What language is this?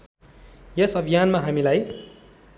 Nepali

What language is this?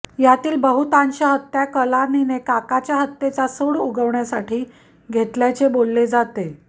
Marathi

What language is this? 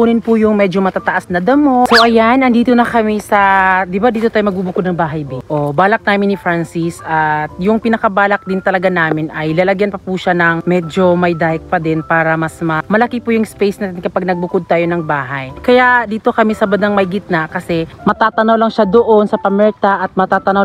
Filipino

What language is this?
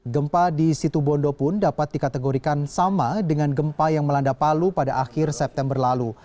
Indonesian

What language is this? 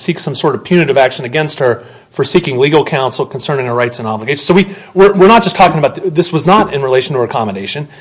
English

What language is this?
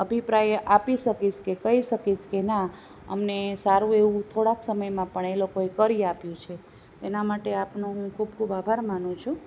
Gujarati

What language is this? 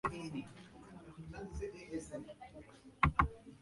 Guarani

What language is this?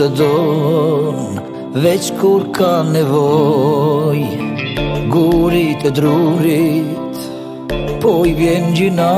Arabic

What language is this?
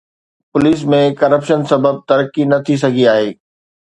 Sindhi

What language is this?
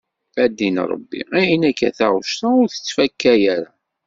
Kabyle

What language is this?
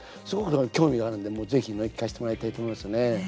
Japanese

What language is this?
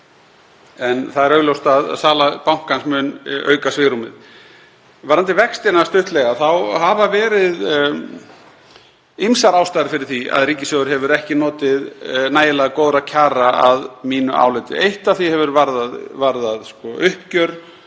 Icelandic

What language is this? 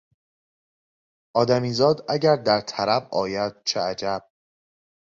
Persian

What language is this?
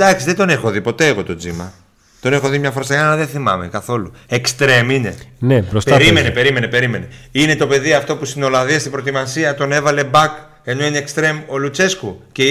Greek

